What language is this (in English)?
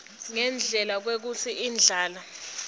Swati